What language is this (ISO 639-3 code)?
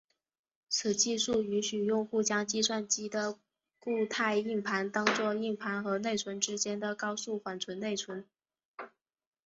zho